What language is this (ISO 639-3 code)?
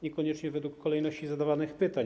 pol